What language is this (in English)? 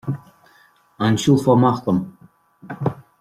Irish